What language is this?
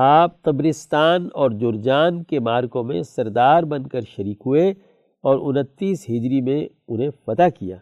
Urdu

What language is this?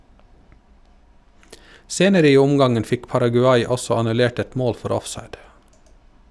Norwegian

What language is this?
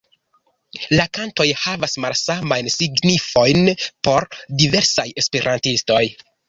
Esperanto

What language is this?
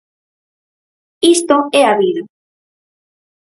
Galician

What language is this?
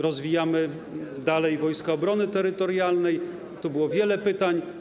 Polish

